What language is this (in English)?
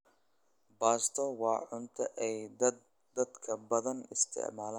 Somali